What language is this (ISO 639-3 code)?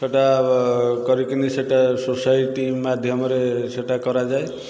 ori